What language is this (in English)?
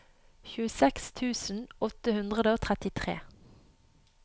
Norwegian